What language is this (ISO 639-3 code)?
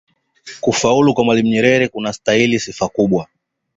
swa